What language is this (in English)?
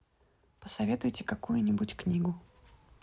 Russian